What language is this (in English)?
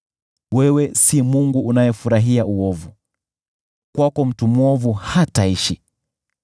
Swahili